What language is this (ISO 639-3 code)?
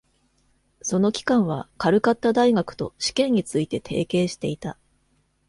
jpn